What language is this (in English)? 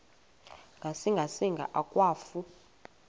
Xhosa